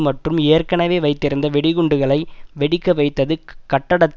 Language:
Tamil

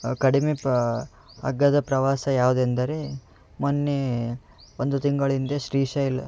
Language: Kannada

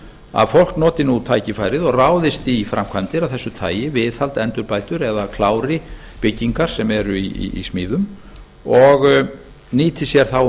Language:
Icelandic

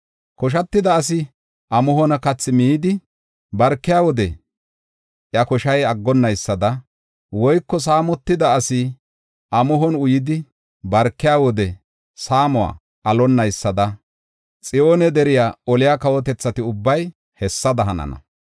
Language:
Gofa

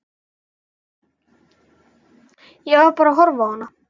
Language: Icelandic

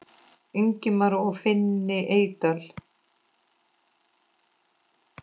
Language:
Icelandic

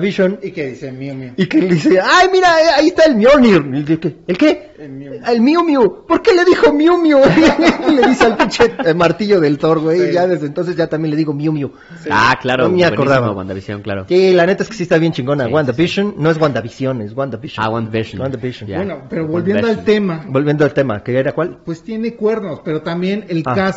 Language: Spanish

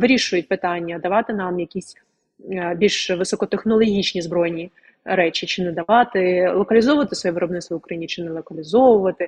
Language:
Ukrainian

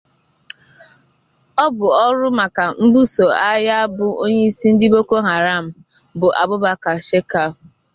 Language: Igbo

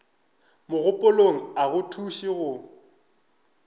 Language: Northern Sotho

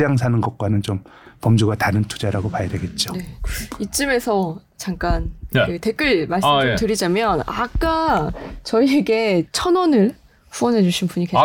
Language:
Korean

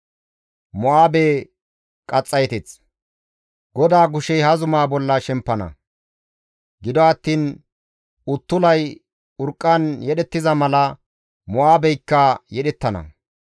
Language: Gamo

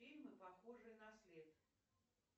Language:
Russian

